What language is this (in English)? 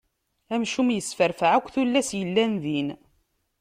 Kabyle